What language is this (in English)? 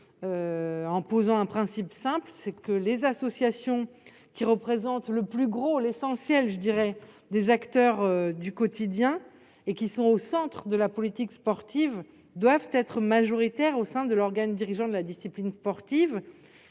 French